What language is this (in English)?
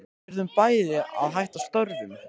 Icelandic